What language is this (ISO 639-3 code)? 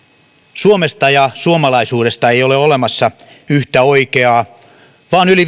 fin